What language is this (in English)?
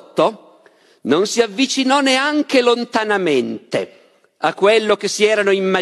Italian